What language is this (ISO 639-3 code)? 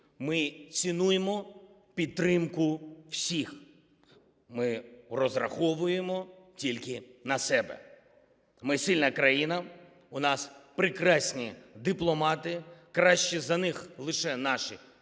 ukr